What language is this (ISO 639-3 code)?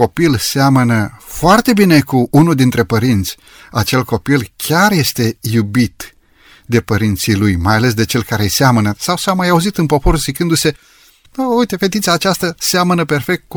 ron